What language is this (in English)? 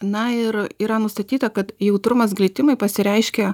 Lithuanian